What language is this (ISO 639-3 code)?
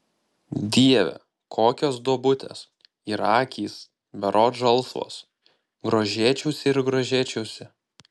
lit